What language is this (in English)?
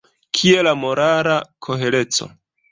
Esperanto